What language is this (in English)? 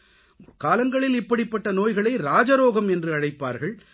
Tamil